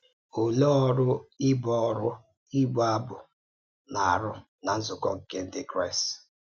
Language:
Igbo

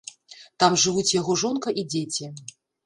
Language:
Belarusian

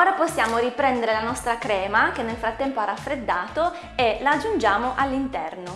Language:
Italian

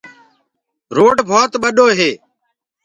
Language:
Gurgula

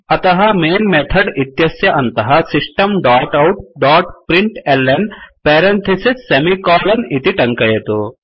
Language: Sanskrit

